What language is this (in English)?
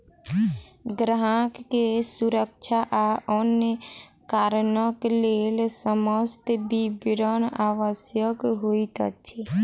Maithili